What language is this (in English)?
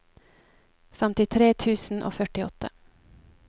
Norwegian